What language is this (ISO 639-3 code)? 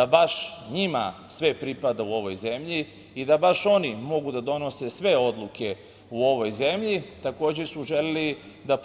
srp